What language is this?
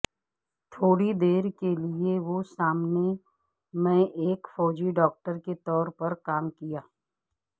Urdu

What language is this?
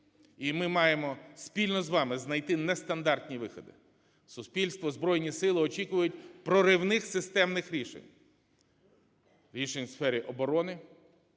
Ukrainian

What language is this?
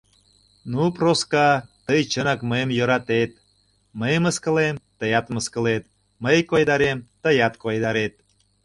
Mari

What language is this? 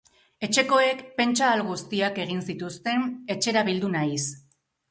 Basque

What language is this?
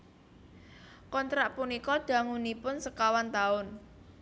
Javanese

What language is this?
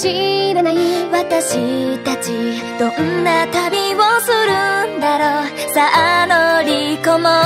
Japanese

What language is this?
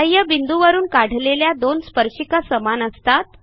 Marathi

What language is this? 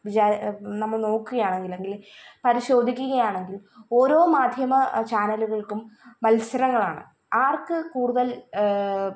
Malayalam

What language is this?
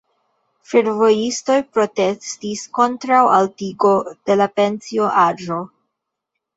Esperanto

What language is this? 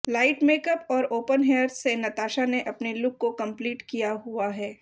Hindi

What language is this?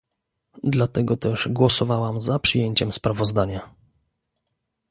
Polish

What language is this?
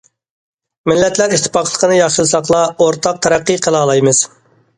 Uyghur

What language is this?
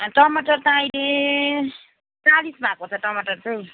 Nepali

